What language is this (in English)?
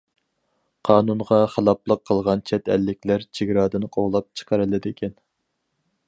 Uyghur